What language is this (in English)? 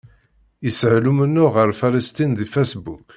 Kabyle